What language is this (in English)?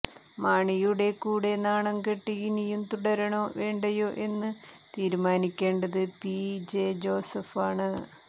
Malayalam